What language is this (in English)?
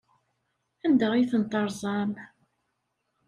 Kabyle